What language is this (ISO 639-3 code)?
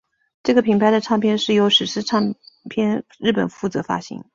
zho